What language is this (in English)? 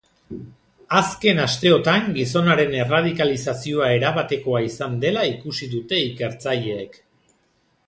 Basque